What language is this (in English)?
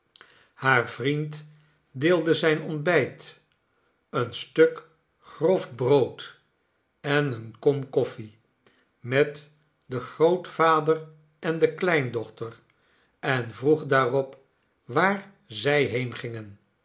Dutch